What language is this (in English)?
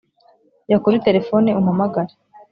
Kinyarwanda